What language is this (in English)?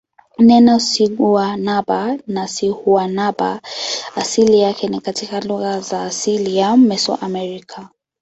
Swahili